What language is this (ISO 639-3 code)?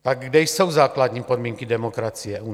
ces